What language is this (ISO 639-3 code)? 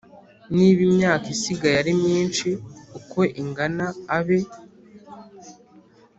kin